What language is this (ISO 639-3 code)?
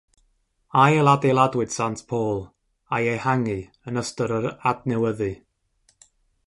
cym